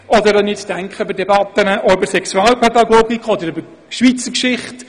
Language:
Swiss German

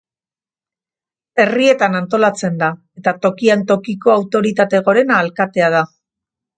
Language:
Basque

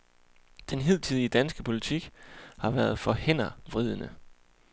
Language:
Danish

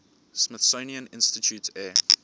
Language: English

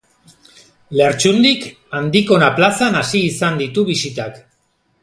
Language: Basque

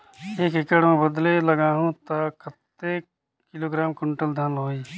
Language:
Chhattisgarhi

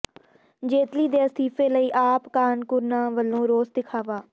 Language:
Punjabi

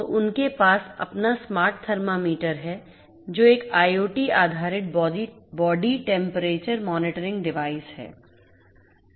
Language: Hindi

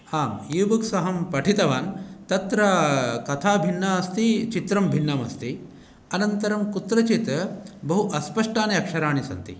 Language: Sanskrit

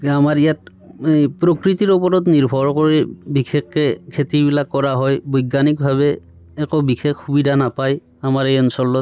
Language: Assamese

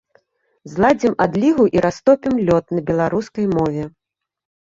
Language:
Belarusian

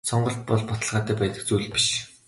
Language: Mongolian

